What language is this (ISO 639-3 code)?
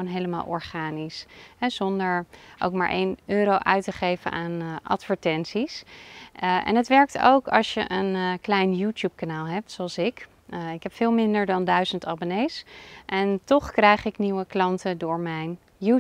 nld